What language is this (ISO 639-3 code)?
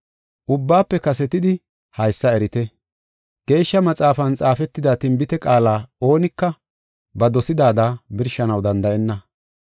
gof